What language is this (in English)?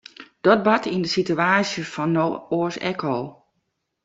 Western Frisian